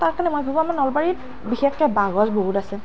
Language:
Assamese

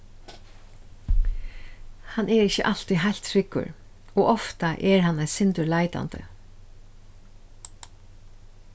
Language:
Faroese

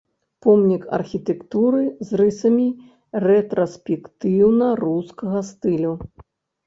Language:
Belarusian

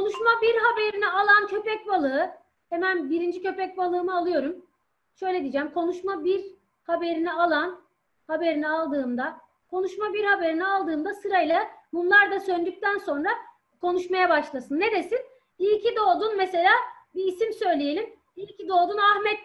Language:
Turkish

